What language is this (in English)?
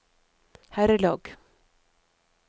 Norwegian